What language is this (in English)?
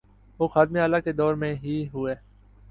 Urdu